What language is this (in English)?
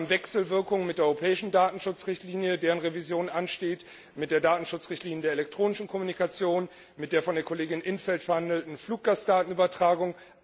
German